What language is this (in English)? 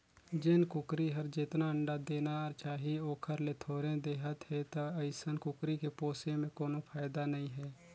Chhattisgarhi